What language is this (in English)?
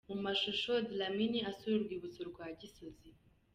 Kinyarwanda